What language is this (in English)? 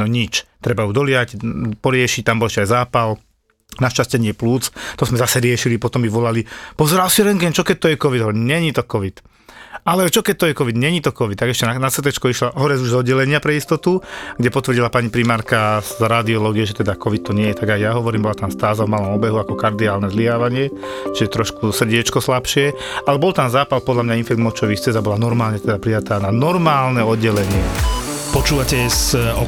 Slovak